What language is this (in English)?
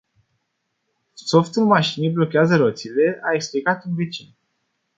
Romanian